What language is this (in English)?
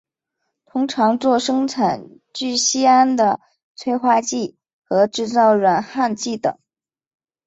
Chinese